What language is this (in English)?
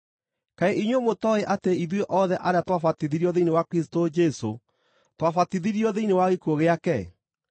Kikuyu